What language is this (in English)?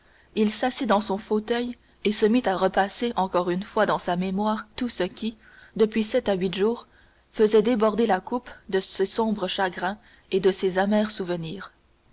French